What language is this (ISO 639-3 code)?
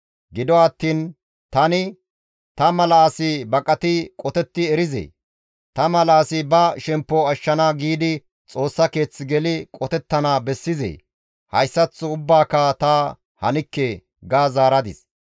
gmv